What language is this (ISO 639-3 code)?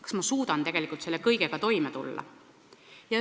est